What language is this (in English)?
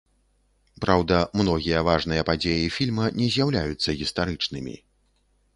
Belarusian